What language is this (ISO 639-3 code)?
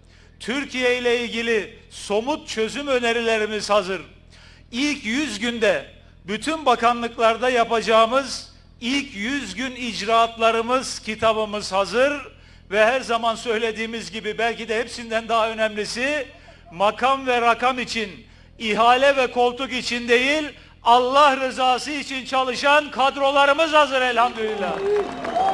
tur